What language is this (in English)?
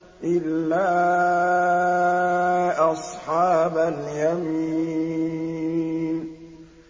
Arabic